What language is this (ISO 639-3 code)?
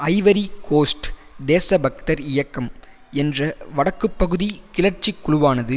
tam